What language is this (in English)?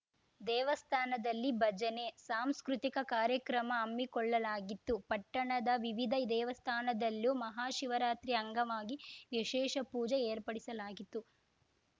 Kannada